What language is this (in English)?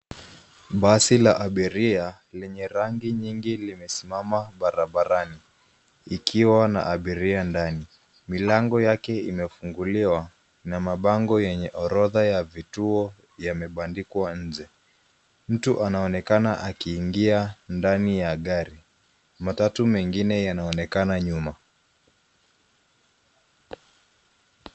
Swahili